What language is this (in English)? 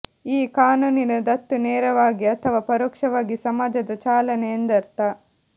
Kannada